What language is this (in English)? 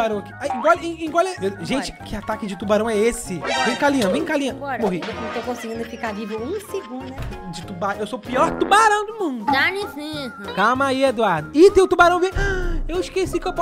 Portuguese